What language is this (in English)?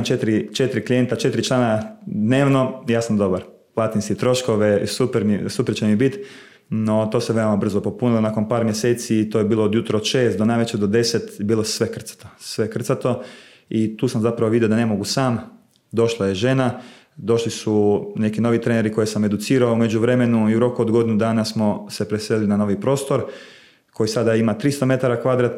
Croatian